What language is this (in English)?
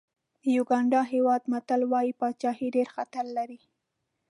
Pashto